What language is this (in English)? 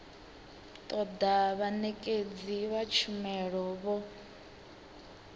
Venda